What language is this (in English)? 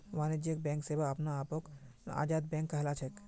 Magahi